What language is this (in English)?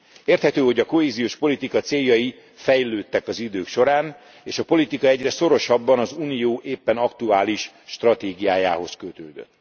Hungarian